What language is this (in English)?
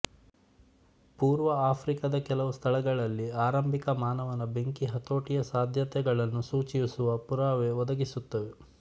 Kannada